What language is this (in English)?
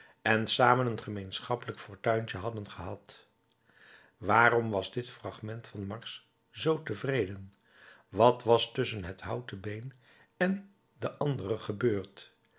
Dutch